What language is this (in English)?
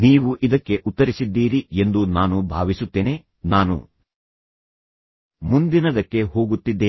Kannada